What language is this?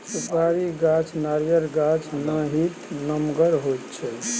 Maithili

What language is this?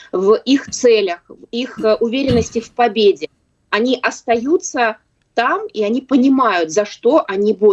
Russian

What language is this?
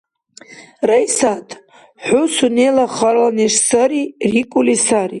Dargwa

